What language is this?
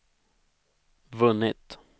Swedish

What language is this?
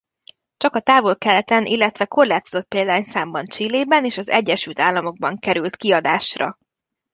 Hungarian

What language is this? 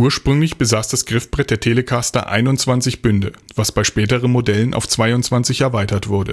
German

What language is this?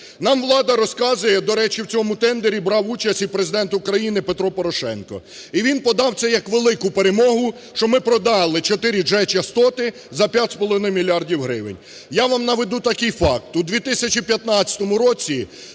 Ukrainian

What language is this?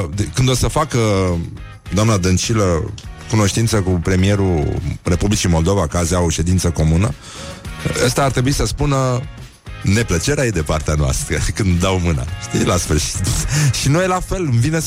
Romanian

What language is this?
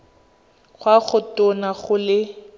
Tswana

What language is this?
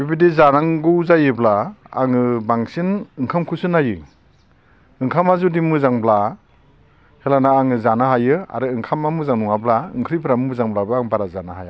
Bodo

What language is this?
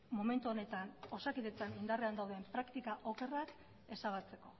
Basque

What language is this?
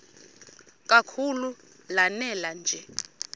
Xhosa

